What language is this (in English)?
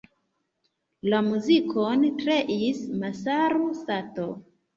Esperanto